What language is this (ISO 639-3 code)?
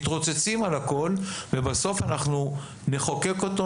heb